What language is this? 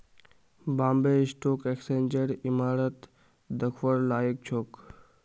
Magahi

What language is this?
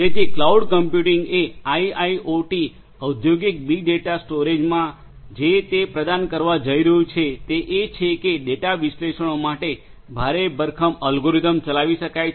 Gujarati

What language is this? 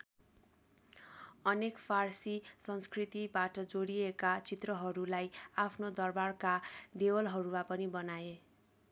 Nepali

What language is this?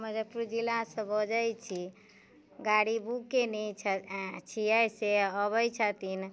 Maithili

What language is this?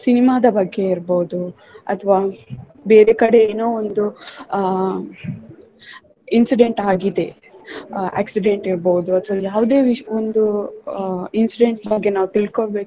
Kannada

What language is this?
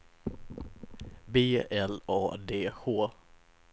Swedish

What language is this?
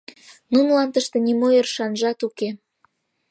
Mari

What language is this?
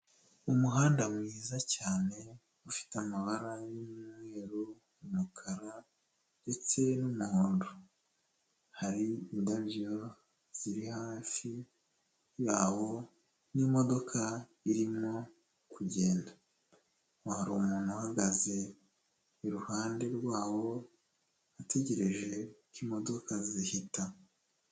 Kinyarwanda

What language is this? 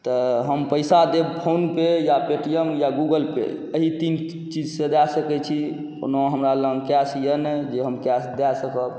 Maithili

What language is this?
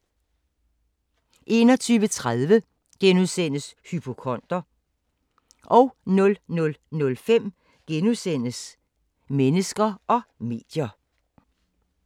Danish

